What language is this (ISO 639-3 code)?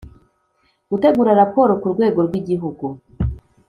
kin